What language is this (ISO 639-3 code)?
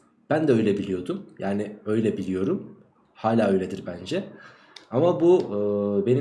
tur